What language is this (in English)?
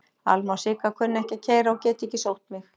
Icelandic